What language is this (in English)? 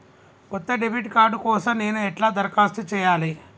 Telugu